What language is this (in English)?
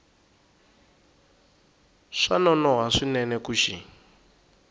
Tsonga